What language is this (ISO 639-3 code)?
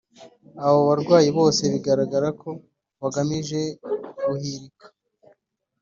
kin